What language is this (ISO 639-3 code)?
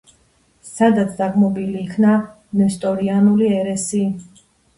kat